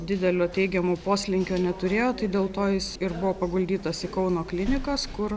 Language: Lithuanian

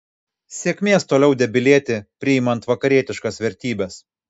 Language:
Lithuanian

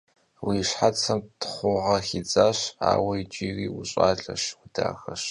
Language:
Kabardian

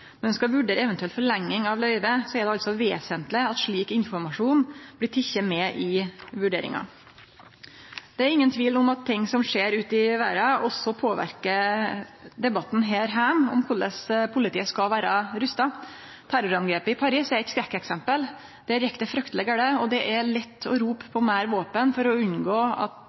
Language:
Norwegian Nynorsk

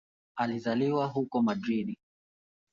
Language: Swahili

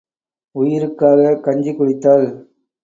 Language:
Tamil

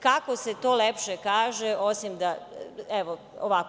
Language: Serbian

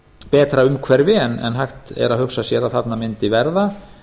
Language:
Icelandic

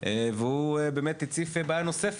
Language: Hebrew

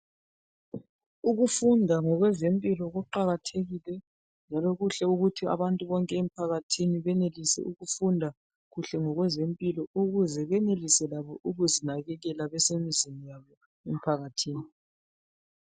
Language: North Ndebele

